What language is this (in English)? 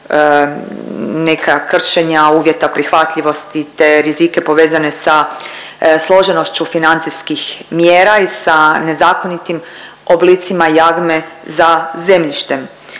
Croatian